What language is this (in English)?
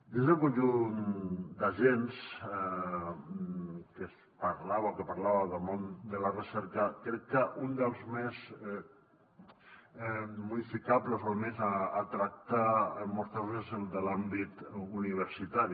Catalan